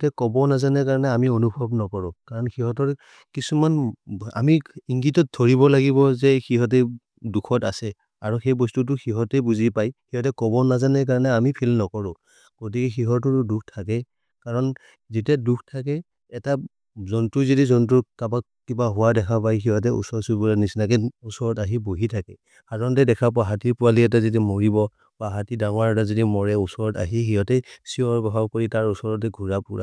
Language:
Maria (India)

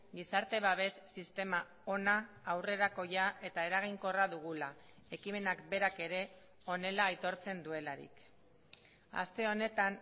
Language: Basque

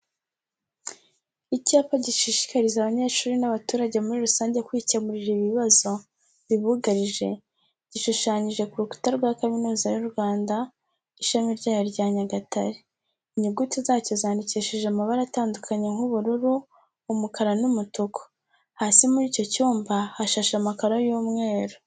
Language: Kinyarwanda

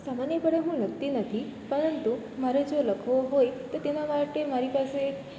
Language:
Gujarati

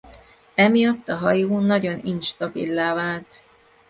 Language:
Hungarian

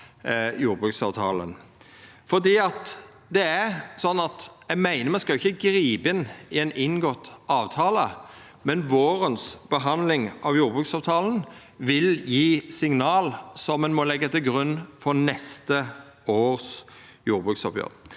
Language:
Norwegian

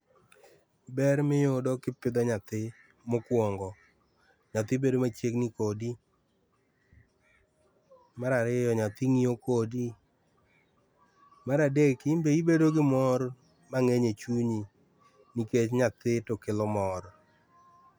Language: Luo (Kenya and Tanzania)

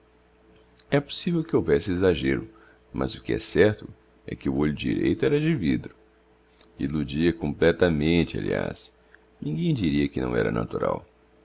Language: Portuguese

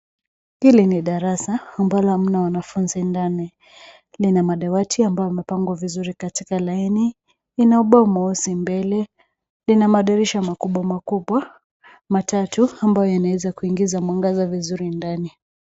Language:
Swahili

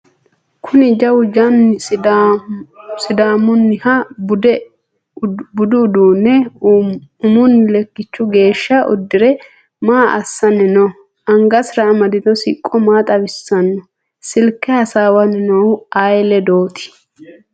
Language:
Sidamo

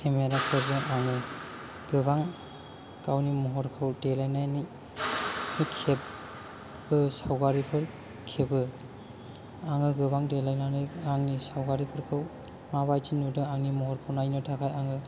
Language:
Bodo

